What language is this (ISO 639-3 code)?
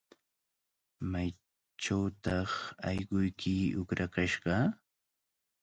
qvl